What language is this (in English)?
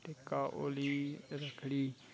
Dogri